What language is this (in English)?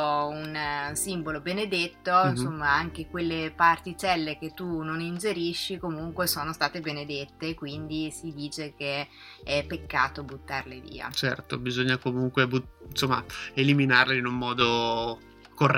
Italian